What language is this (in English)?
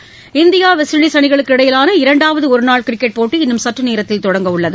Tamil